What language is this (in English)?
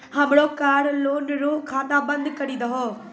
Maithili